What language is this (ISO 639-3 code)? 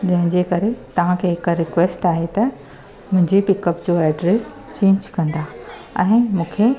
snd